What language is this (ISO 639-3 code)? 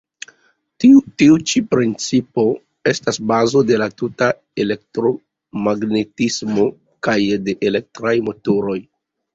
epo